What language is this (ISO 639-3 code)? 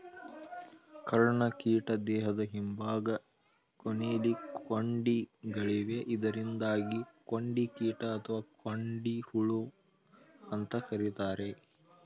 kan